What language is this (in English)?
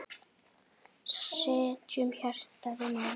Icelandic